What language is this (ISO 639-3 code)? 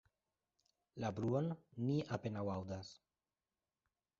epo